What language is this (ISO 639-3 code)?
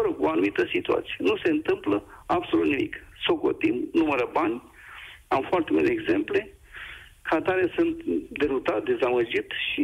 ron